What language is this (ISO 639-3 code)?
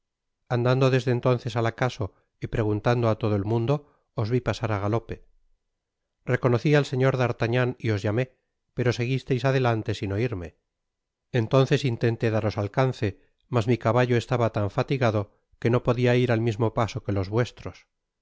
spa